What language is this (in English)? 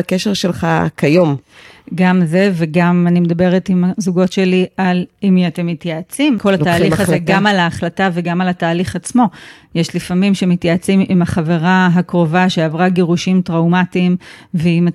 Hebrew